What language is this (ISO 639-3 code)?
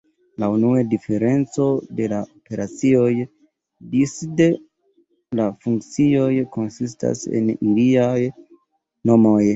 epo